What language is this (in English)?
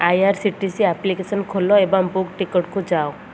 Odia